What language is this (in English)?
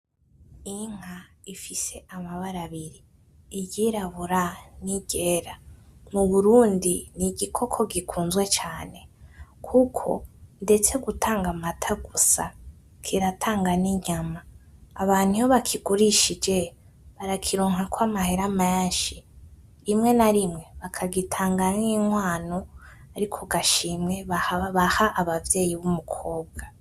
Rundi